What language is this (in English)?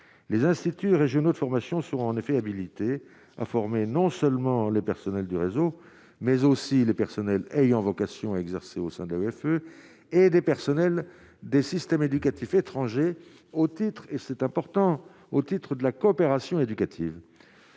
French